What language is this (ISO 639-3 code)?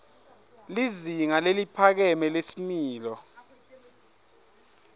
ssw